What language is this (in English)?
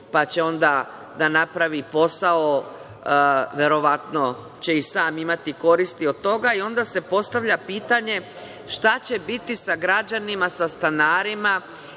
Serbian